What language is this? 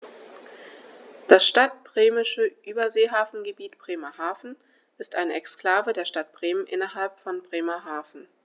German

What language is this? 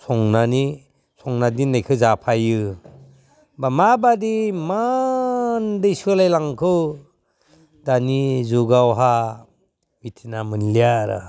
Bodo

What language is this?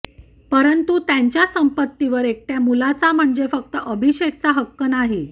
Marathi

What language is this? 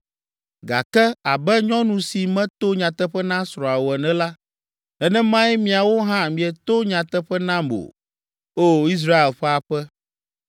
Ewe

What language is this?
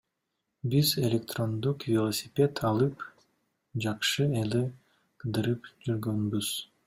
Kyrgyz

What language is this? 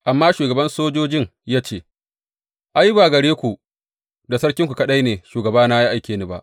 Hausa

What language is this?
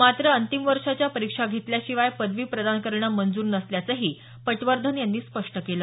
Marathi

